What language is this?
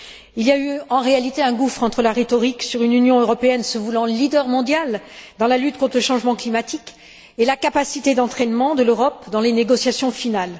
French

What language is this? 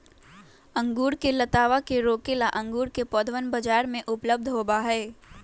Magahi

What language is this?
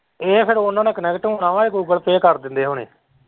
Punjabi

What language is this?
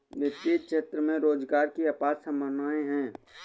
Hindi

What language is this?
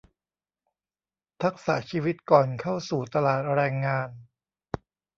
Thai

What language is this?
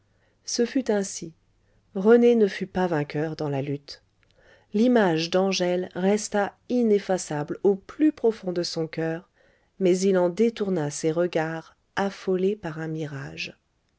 French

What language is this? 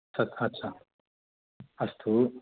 Sanskrit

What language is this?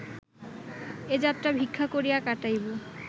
Bangla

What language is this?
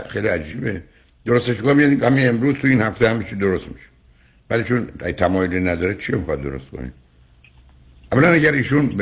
Persian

